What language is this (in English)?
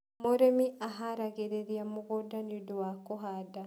Kikuyu